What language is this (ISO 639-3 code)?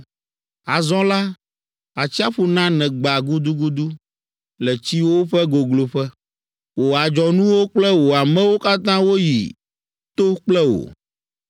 ewe